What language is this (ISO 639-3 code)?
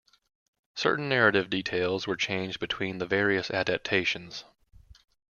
eng